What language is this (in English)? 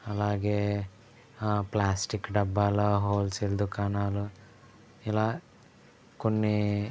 Telugu